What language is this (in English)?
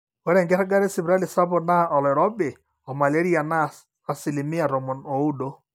Masai